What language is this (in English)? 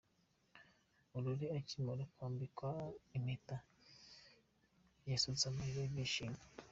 Kinyarwanda